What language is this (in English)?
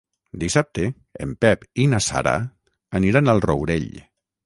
Catalan